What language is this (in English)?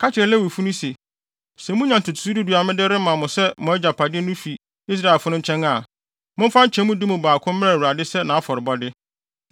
Akan